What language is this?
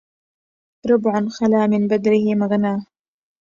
Arabic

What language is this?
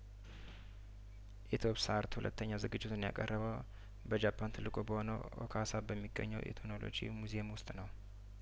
Amharic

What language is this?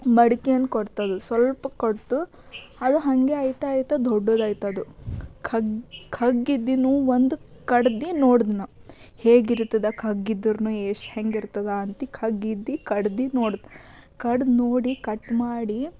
Kannada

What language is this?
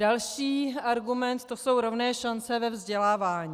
Czech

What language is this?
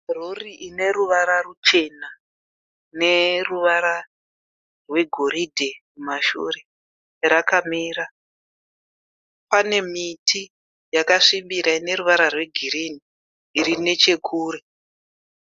Shona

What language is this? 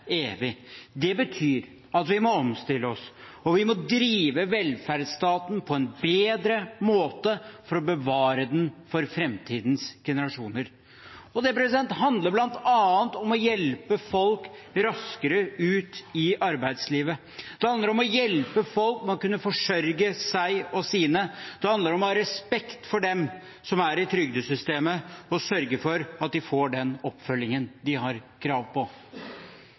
Norwegian Bokmål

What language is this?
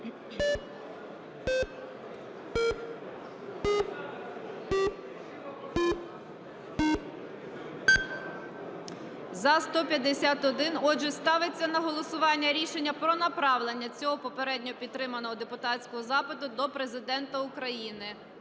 Ukrainian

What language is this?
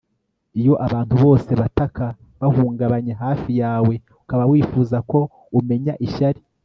Kinyarwanda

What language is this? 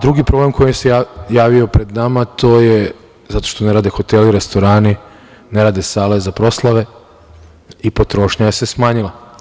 Serbian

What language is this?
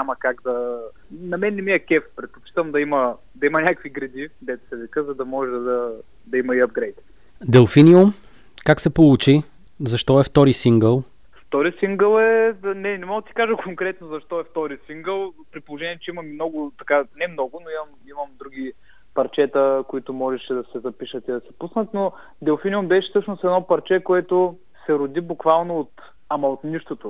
Bulgarian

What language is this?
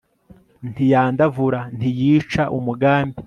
Kinyarwanda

